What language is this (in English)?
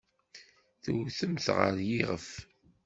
Kabyle